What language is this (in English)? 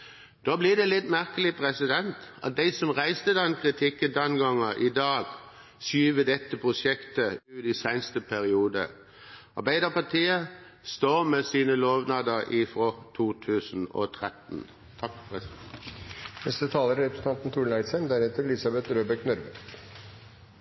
Norwegian